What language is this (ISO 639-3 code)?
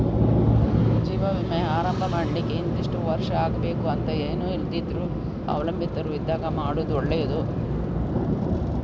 kan